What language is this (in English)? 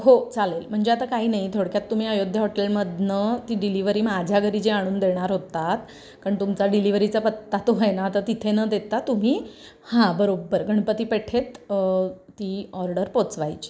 Marathi